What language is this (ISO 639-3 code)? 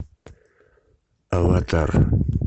rus